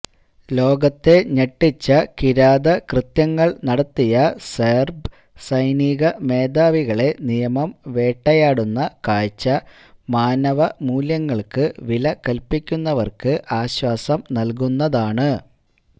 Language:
Malayalam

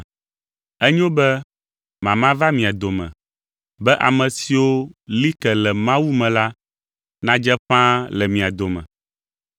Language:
Ewe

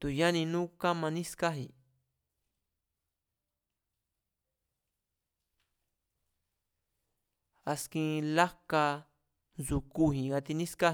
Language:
Mazatlán Mazatec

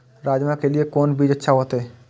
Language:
Maithili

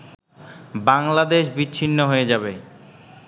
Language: Bangla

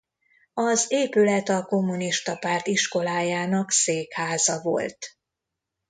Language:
Hungarian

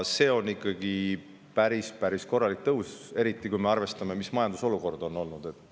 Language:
Estonian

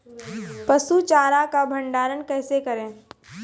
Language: Maithili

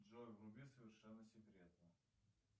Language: Russian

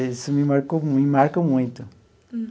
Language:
Portuguese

